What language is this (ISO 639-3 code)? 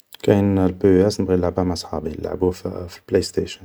arq